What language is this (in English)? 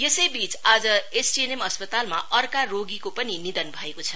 Nepali